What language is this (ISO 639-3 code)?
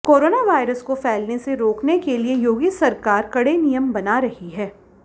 hin